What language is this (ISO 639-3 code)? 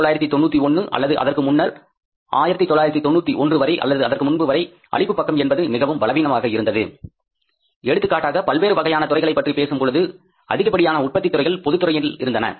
tam